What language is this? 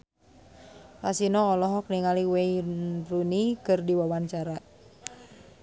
Sundanese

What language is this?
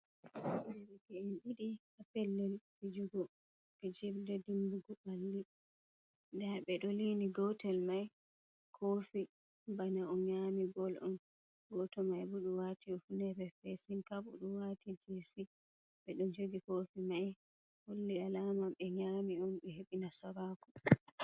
Fula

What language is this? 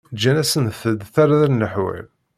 Kabyle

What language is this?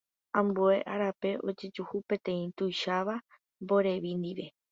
Guarani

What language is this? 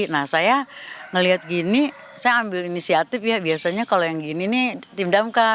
Indonesian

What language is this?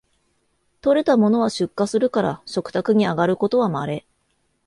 Japanese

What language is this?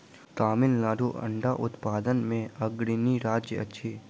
Maithili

